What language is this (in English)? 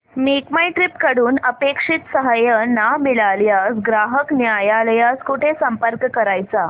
Marathi